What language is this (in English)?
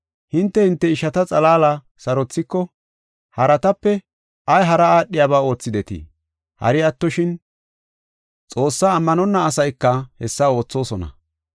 Gofa